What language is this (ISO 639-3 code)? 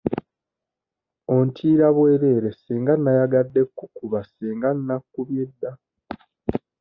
lug